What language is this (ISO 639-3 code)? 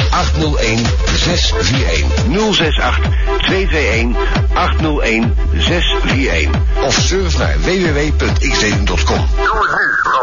nld